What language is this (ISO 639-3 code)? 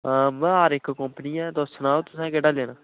doi